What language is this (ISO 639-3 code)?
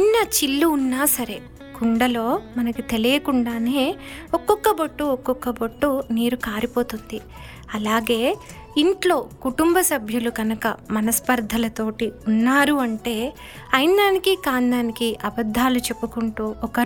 tel